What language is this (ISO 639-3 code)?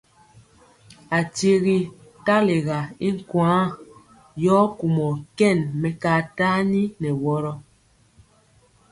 mcx